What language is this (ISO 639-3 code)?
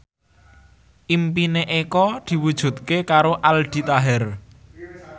jav